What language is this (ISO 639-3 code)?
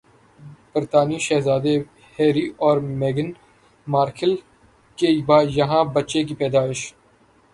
urd